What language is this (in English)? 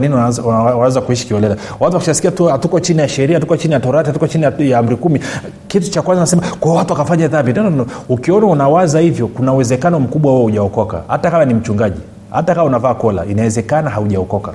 Swahili